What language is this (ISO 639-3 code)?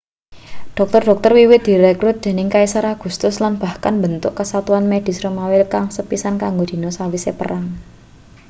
jav